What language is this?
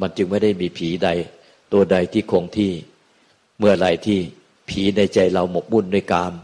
Thai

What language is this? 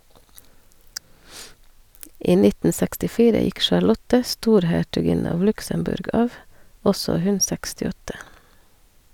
Norwegian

